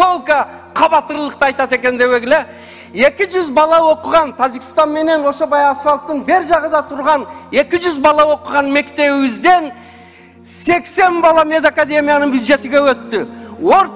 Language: Turkish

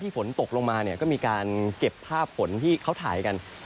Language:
Thai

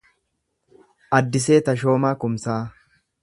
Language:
Oromo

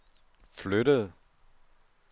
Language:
Danish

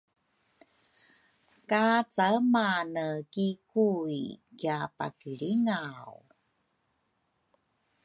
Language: Rukai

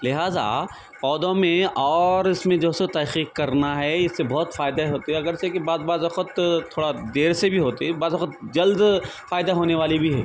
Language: Urdu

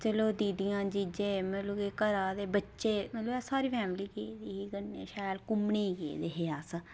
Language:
Dogri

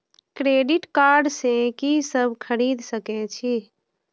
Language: Maithili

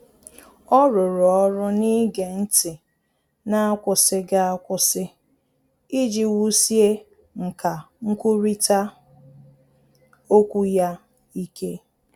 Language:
Igbo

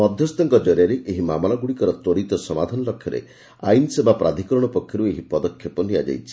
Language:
Odia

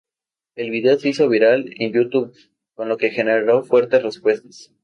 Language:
Spanish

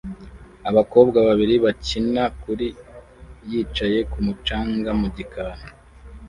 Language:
Kinyarwanda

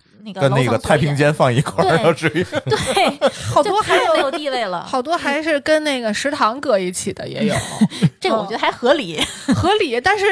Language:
Chinese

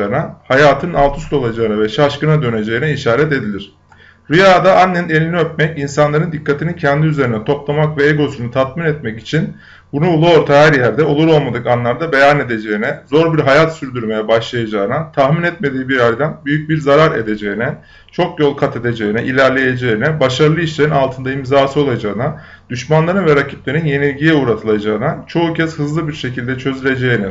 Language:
Turkish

